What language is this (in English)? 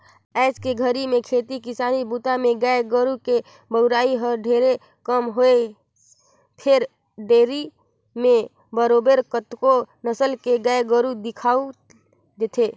Chhattisgarhi